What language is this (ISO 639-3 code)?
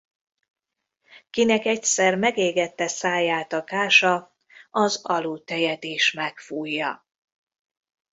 hun